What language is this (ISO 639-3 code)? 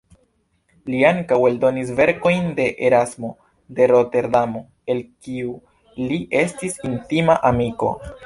epo